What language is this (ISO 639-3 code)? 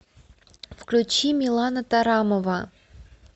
rus